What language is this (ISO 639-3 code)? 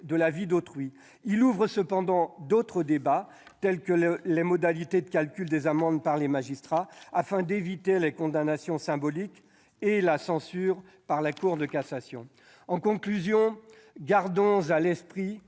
fra